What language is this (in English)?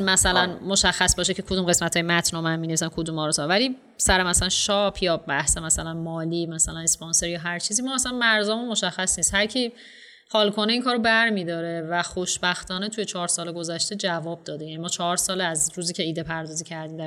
Persian